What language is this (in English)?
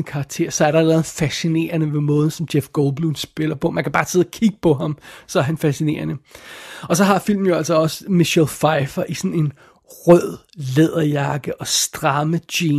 Danish